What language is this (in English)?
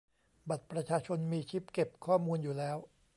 Thai